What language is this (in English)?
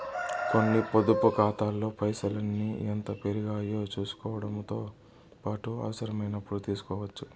Telugu